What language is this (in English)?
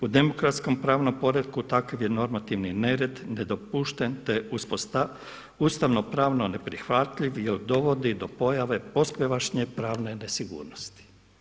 Croatian